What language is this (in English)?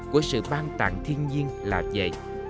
Vietnamese